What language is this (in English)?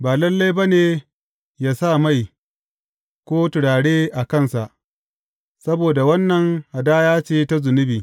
Hausa